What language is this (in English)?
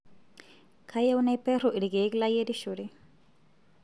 Masai